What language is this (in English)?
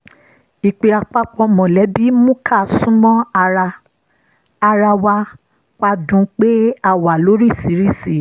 Yoruba